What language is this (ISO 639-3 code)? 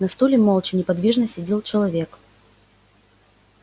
rus